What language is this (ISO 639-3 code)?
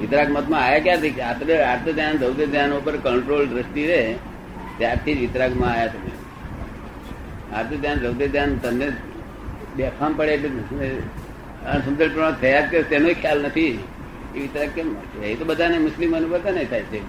guj